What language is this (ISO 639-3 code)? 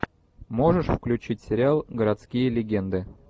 rus